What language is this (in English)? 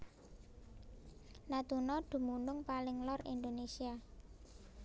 Javanese